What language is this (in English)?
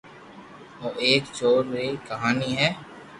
Loarki